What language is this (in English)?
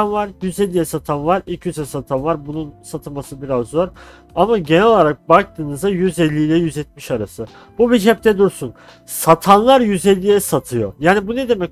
Turkish